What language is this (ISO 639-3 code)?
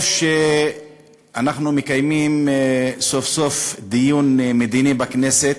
heb